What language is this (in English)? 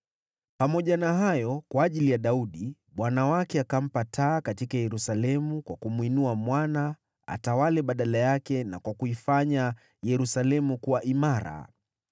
Swahili